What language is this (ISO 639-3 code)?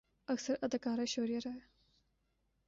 urd